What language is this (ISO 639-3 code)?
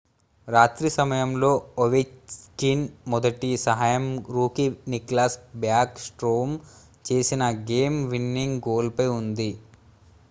tel